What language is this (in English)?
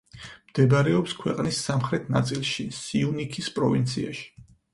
Georgian